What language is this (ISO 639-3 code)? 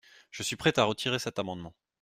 fra